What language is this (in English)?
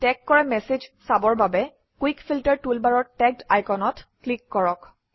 Assamese